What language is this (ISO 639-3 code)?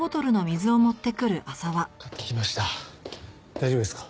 jpn